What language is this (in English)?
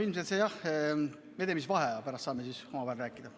Estonian